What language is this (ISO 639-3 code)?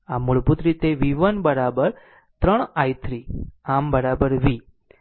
guj